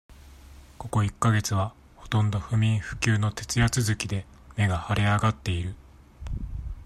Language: Japanese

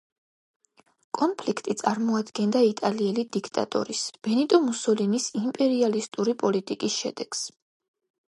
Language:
Georgian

